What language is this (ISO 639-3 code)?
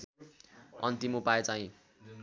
nep